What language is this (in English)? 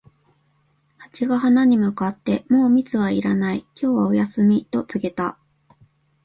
Japanese